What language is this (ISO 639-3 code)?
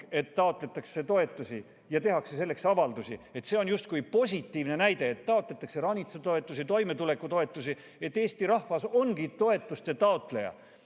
est